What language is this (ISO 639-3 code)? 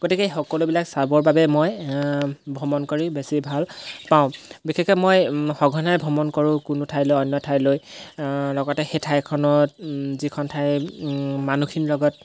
asm